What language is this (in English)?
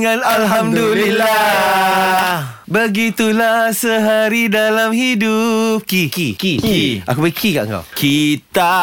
Malay